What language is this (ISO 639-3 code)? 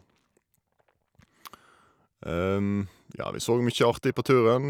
nor